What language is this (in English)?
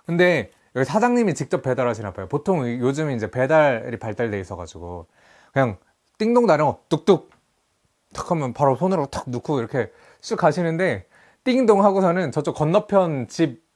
Korean